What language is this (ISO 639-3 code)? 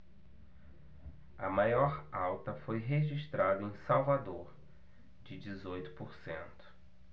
por